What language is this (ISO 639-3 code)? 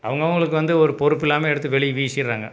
tam